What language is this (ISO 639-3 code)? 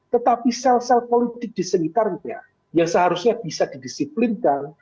ind